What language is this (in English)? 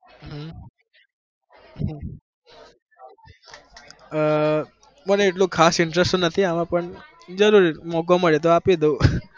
Gujarati